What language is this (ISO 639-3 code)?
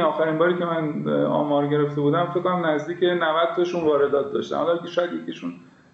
fas